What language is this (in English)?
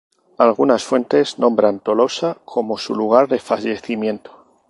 Spanish